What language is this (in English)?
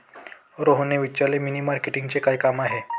Marathi